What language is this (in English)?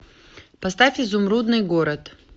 Russian